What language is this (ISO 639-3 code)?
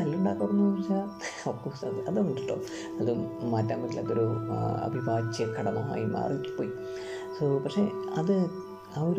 mal